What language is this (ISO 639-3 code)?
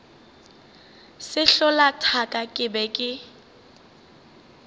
nso